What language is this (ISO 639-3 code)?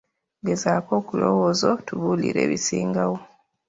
lug